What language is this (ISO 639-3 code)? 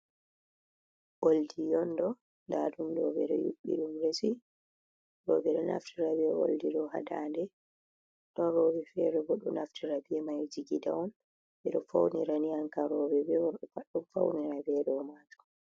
ful